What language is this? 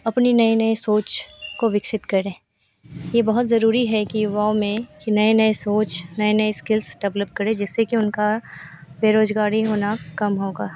Hindi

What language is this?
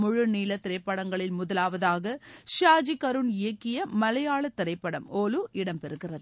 Tamil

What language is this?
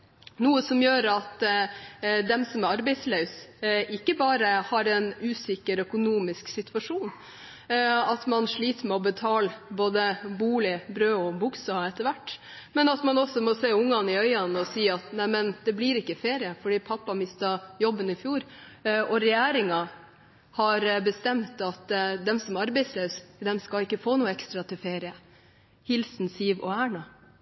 Norwegian Bokmål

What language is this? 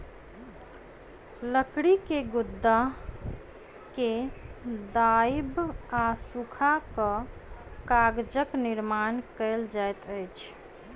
Maithili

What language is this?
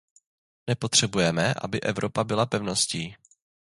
Czech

